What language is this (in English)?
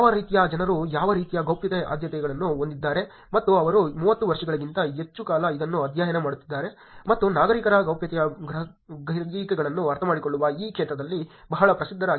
Kannada